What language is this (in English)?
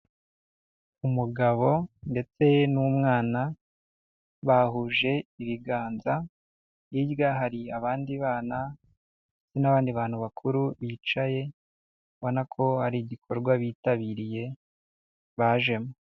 Kinyarwanda